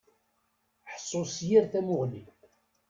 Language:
Kabyle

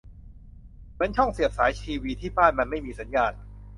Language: Thai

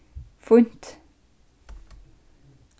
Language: Faroese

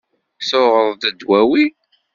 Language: Kabyle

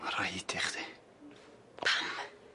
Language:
Welsh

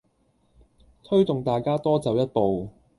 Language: Cantonese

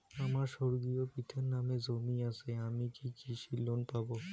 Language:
Bangla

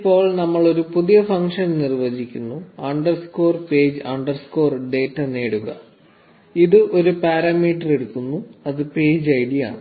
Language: Malayalam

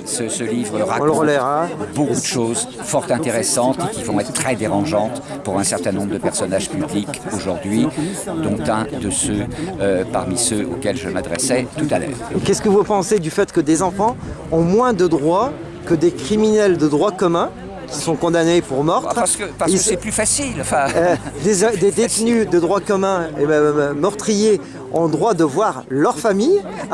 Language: French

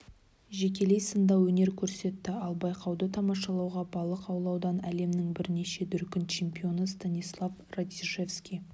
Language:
Kazakh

